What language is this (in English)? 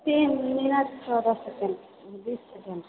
Maithili